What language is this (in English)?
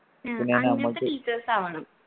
Malayalam